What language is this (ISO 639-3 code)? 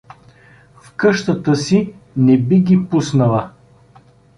bul